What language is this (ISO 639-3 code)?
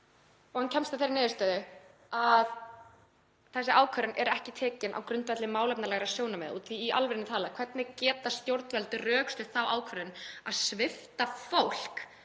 isl